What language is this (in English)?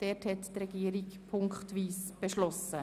Swiss German